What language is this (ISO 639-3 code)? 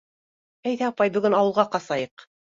bak